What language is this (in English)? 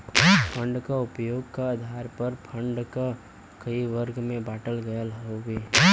Bhojpuri